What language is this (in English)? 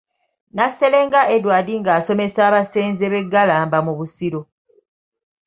Ganda